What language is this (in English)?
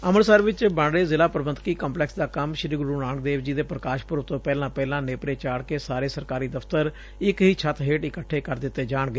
Punjabi